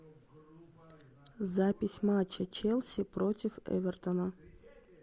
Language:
Russian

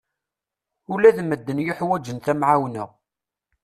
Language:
Kabyle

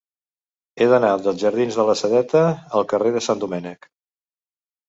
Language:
Catalan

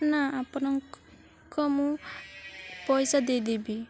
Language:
Odia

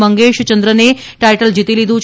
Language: Gujarati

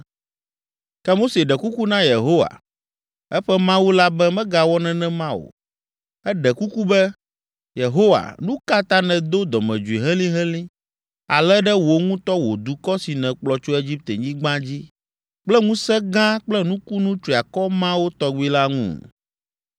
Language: Ewe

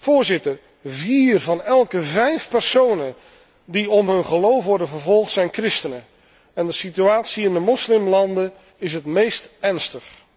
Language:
Dutch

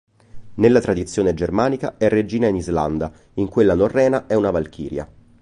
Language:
Italian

